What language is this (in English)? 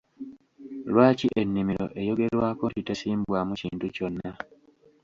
Ganda